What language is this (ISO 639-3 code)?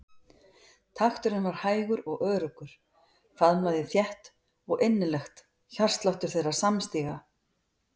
isl